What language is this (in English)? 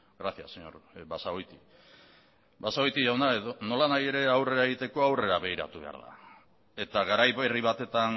Basque